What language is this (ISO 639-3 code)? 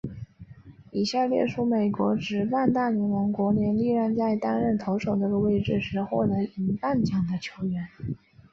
zho